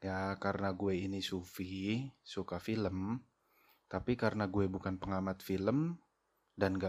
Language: Indonesian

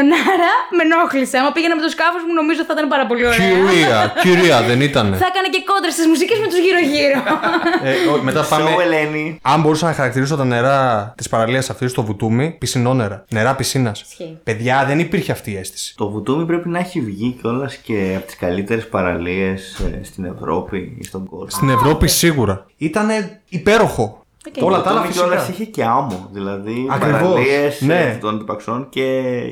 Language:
Greek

